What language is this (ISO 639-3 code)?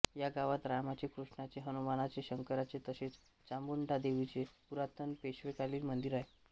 mar